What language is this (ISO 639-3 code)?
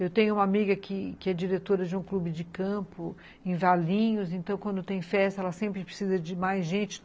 por